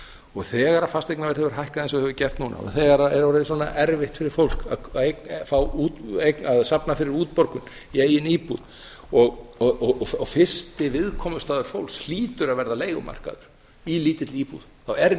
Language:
Icelandic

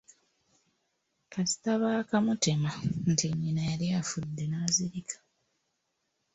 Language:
Ganda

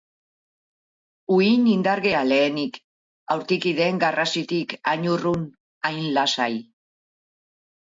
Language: Basque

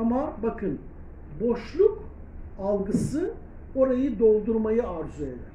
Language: Turkish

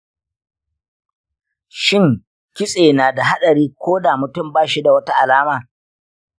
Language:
Hausa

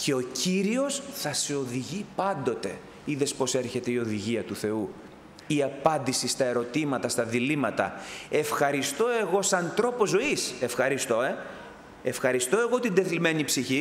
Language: Greek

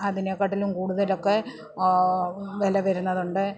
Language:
Malayalam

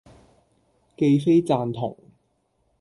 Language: Cantonese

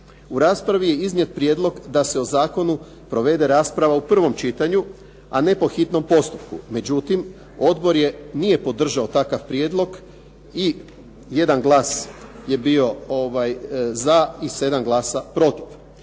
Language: Croatian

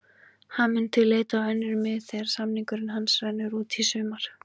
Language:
Icelandic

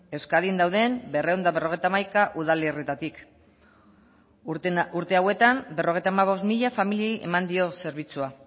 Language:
Basque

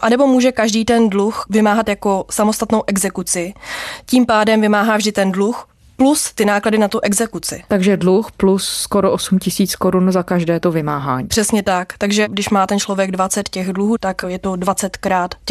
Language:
Czech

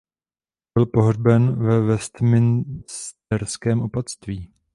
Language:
Czech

